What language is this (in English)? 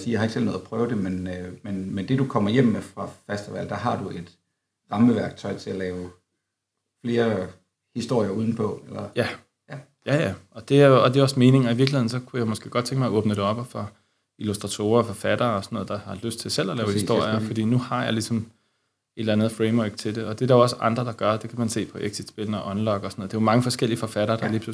Danish